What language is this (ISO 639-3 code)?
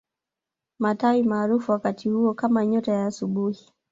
swa